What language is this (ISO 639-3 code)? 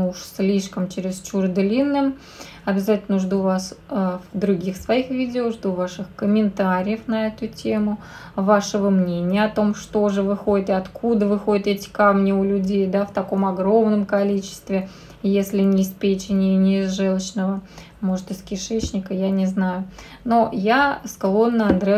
rus